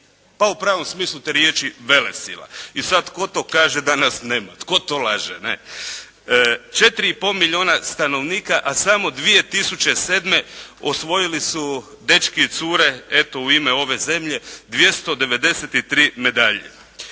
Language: Croatian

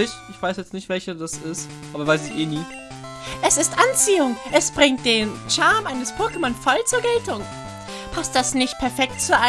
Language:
German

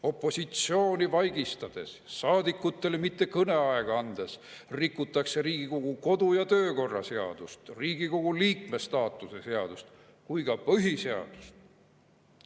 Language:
Estonian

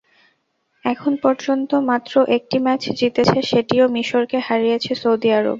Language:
Bangla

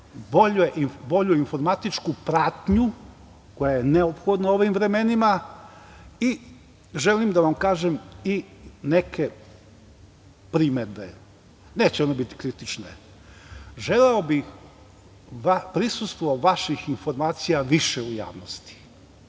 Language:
Serbian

